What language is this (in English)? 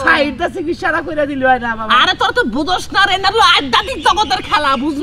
Arabic